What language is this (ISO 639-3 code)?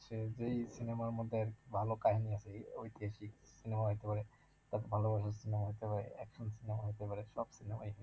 ben